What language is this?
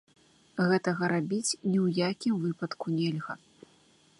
Belarusian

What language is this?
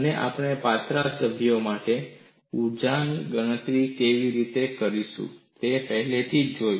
Gujarati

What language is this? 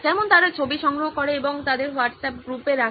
Bangla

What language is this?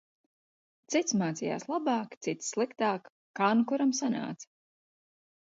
Latvian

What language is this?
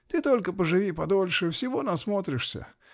Russian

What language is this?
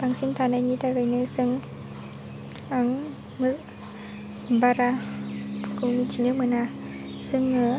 Bodo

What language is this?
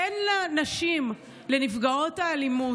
Hebrew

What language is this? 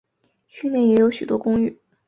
Chinese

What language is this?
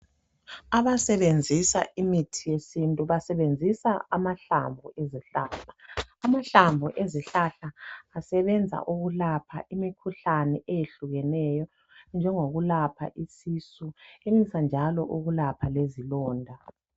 North Ndebele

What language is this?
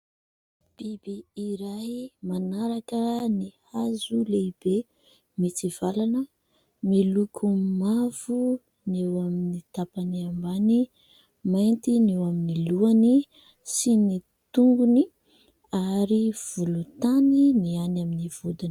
Malagasy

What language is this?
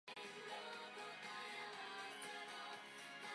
Japanese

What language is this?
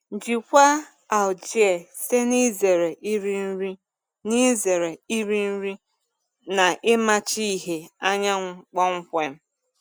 Igbo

